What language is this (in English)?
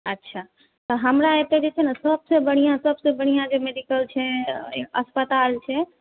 Maithili